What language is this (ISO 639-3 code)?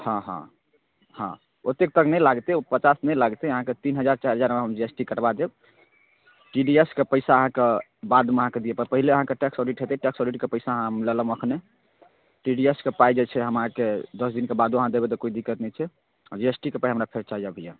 mai